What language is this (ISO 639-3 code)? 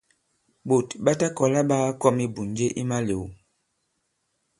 abb